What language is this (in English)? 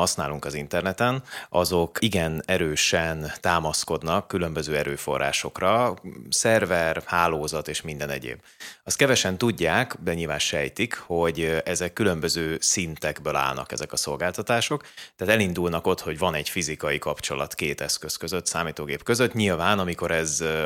Hungarian